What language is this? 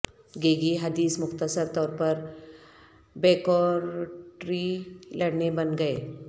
Urdu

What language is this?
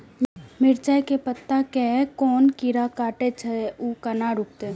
Maithili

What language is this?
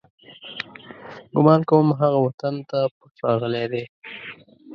Pashto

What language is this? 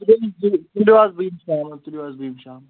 Kashmiri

